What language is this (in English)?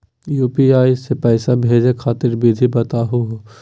Magahi